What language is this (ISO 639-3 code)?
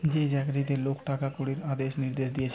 ben